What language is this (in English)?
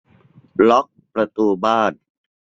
Thai